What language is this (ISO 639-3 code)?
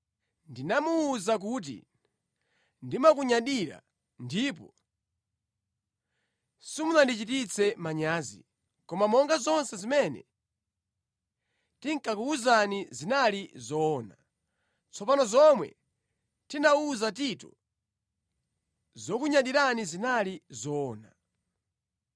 nya